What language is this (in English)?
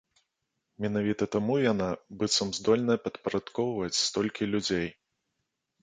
Belarusian